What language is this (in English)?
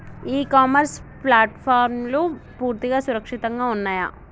Telugu